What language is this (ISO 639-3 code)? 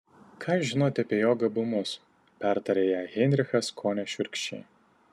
lit